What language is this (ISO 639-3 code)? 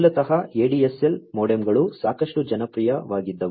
kan